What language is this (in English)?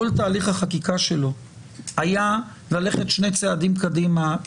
Hebrew